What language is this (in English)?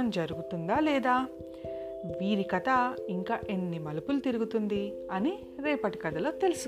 Telugu